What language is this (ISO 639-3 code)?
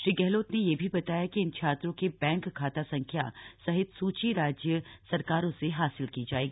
hin